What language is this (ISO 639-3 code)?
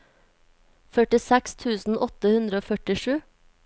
nor